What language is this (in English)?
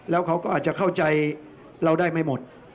Thai